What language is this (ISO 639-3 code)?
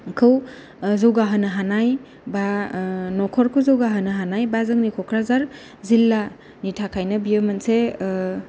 brx